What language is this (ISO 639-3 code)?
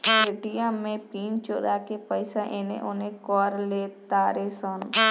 bho